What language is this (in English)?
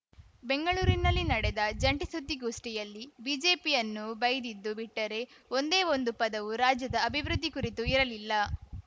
Kannada